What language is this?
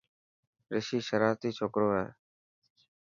Dhatki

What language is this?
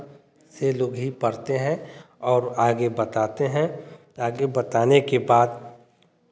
Hindi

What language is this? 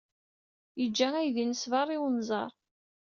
Kabyle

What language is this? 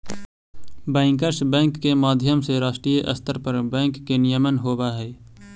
Magahi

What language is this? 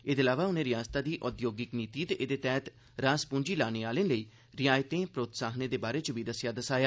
Dogri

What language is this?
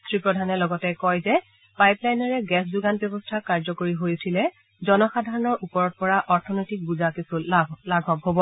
Assamese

